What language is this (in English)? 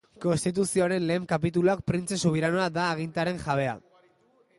Basque